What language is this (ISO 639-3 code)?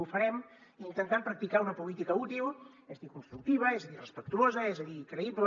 cat